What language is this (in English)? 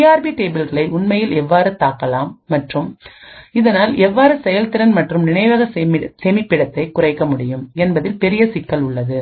Tamil